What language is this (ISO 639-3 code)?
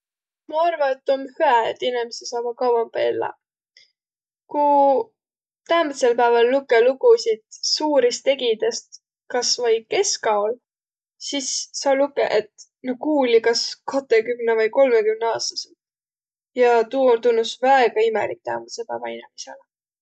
vro